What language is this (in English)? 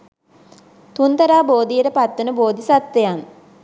Sinhala